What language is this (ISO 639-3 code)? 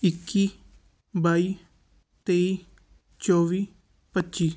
pan